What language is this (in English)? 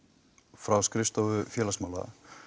Icelandic